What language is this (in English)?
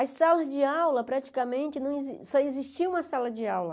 Portuguese